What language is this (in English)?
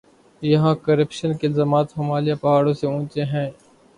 Urdu